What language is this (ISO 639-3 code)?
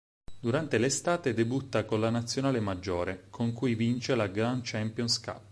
ita